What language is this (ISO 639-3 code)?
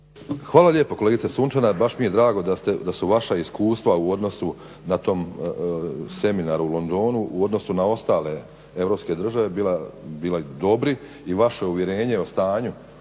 hrv